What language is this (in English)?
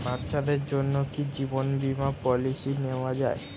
Bangla